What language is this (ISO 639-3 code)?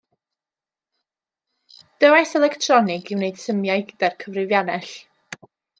cym